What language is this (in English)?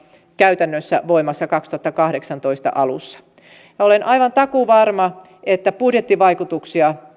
Finnish